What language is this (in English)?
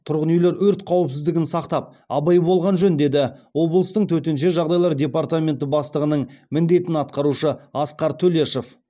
Kazakh